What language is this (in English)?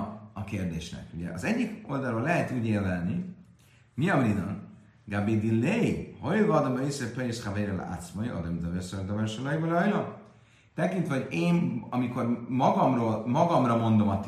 Hungarian